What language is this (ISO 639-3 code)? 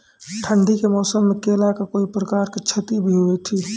mai